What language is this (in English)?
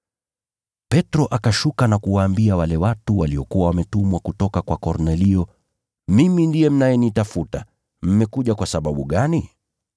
Swahili